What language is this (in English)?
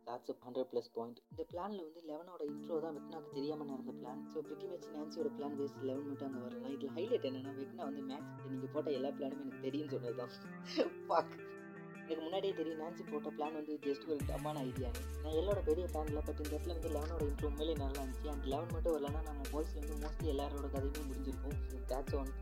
Malayalam